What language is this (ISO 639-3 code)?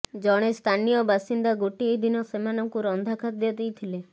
ori